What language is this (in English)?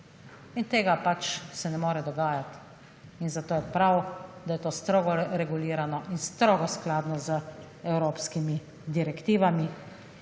Slovenian